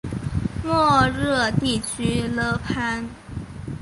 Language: Chinese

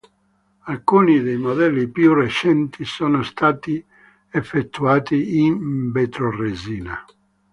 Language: Italian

